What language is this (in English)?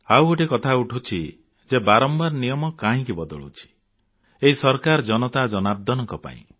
Odia